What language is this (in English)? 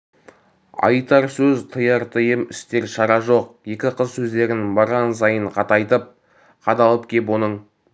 Kazakh